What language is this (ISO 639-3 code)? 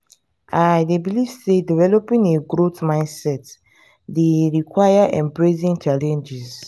pcm